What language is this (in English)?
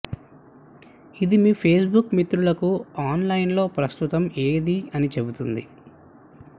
Telugu